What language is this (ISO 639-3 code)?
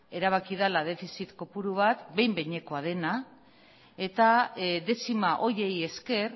eus